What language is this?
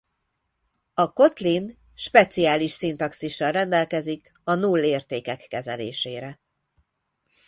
Hungarian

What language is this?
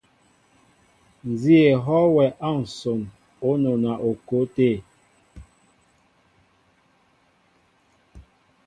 Mbo (Cameroon)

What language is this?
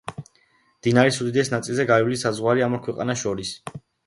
Georgian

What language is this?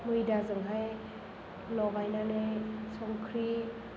Bodo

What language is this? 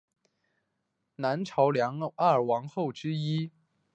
Chinese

